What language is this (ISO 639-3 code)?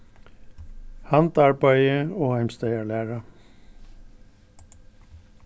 fao